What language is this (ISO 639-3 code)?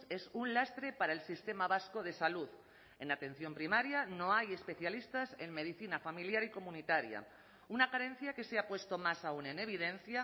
spa